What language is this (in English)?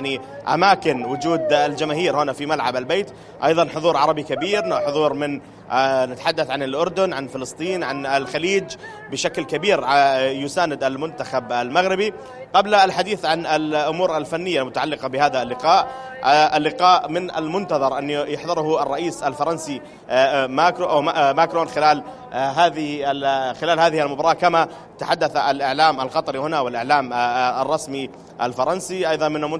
Arabic